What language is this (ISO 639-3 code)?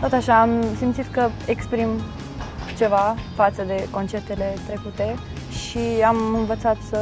ron